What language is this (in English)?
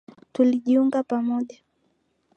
Swahili